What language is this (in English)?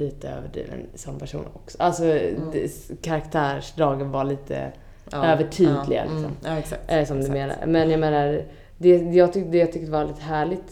Swedish